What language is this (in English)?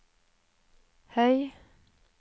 Norwegian